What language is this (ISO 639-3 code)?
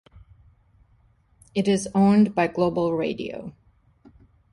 eng